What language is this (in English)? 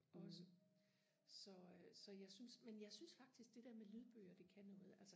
Danish